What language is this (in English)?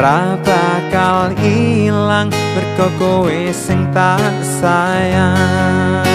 Indonesian